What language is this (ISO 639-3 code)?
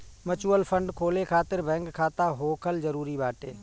bho